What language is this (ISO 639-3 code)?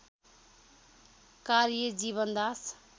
nep